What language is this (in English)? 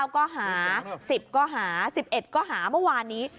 Thai